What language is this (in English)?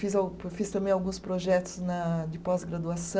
Portuguese